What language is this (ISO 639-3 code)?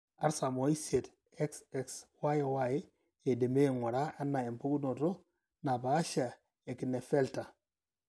mas